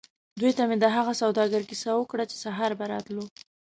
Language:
Pashto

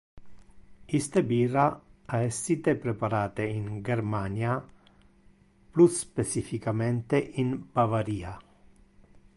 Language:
Interlingua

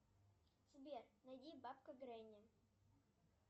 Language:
Russian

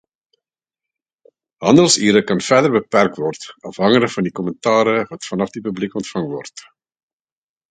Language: Afrikaans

